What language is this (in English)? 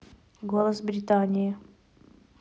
Russian